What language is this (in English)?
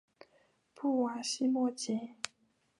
Chinese